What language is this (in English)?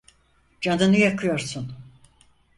Turkish